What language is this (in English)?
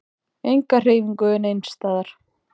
Icelandic